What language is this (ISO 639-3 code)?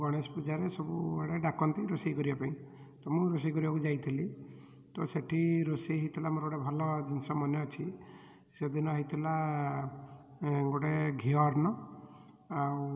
ori